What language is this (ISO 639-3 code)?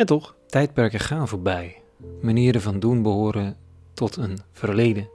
nld